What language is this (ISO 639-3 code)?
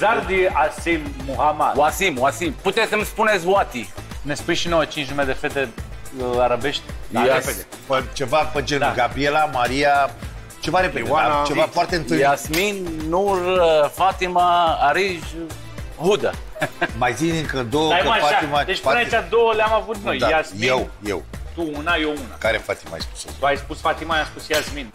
ron